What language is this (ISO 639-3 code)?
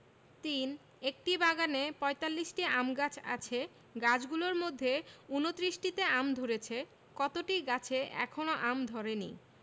ben